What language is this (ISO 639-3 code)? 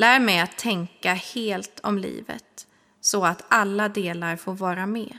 swe